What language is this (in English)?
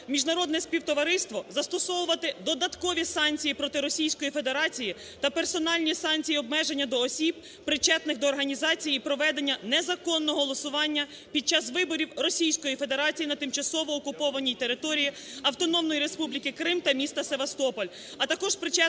Ukrainian